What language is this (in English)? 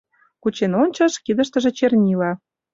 Mari